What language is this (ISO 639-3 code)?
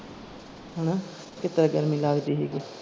pan